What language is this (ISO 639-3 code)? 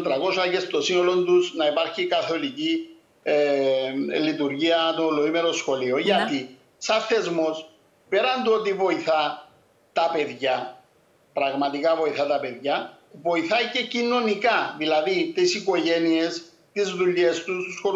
ell